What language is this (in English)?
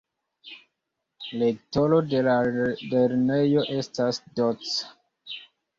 Esperanto